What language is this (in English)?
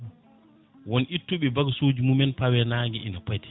Fula